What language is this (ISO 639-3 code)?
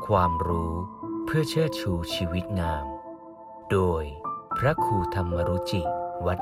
tha